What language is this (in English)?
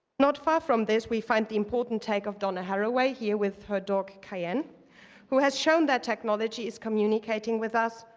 English